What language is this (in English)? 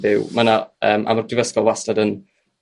Welsh